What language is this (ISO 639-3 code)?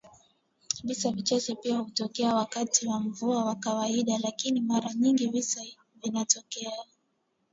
swa